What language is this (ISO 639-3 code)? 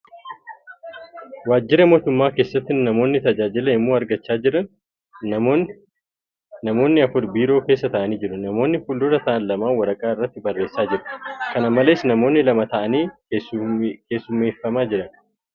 orm